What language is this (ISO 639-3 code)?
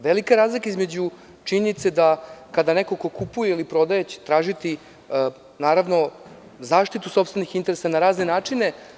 srp